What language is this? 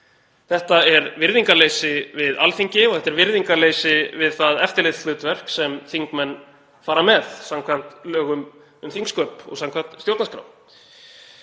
Icelandic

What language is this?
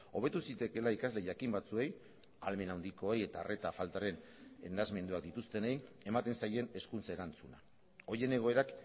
Basque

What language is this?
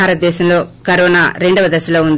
Telugu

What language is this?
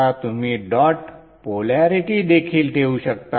Marathi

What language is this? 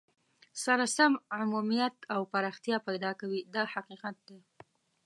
Pashto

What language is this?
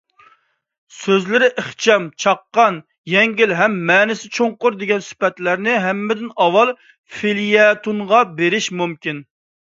Uyghur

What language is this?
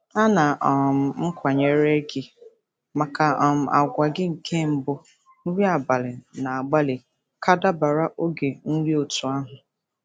Igbo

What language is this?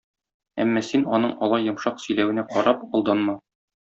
Tatar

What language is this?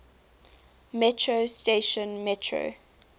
English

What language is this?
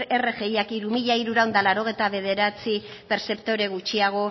Basque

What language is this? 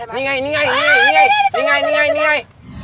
Thai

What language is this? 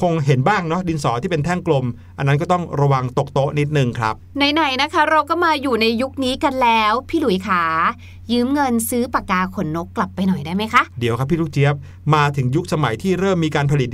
Thai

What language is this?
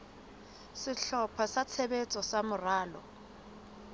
Southern Sotho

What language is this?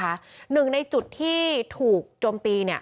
Thai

